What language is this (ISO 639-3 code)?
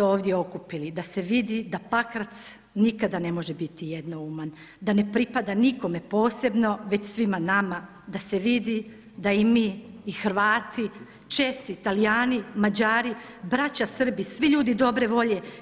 hrv